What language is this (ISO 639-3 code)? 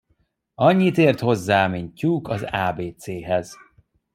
hun